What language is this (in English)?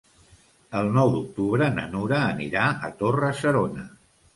Catalan